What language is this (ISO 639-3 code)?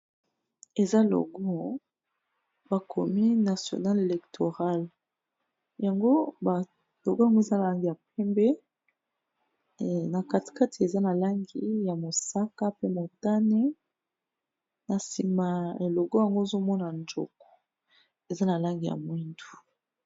lin